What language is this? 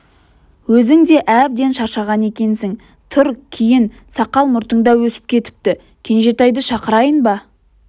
Kazakh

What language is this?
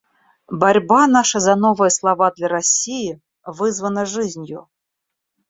Russian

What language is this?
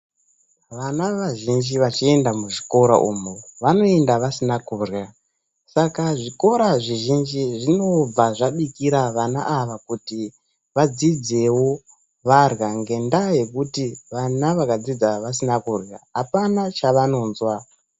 Ndau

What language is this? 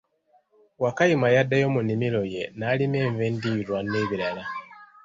Ganda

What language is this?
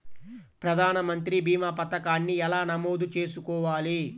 Telugu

